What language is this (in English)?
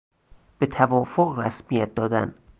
Persian